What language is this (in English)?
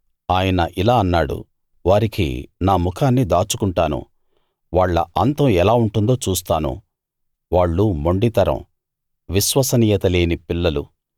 Telugu